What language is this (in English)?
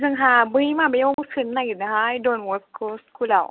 Bodo